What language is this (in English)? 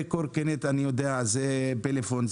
Hebrew